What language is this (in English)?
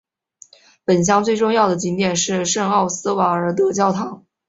Chinese